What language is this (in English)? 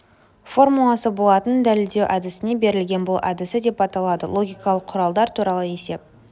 Kazakh